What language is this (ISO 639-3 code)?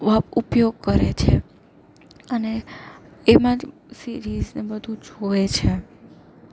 guj